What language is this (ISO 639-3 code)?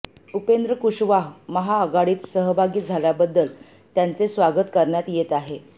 mar